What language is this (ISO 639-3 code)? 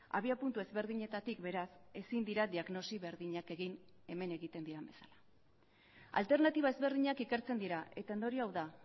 eus